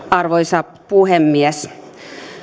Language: Finnish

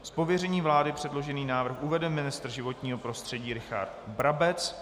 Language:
Czech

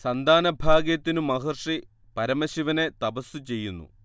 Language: Malayalam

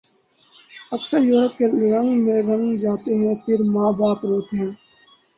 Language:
Urdu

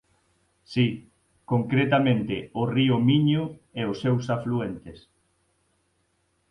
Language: Galician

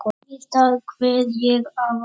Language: Icelandic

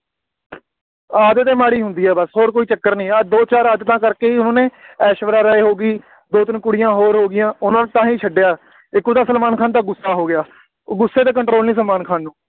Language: Punjabi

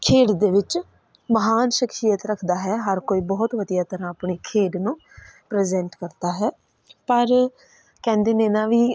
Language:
Punjabi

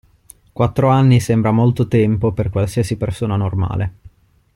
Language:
Italian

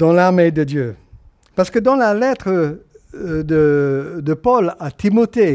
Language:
French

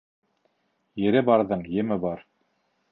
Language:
Bashkir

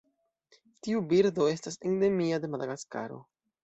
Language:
Esperanto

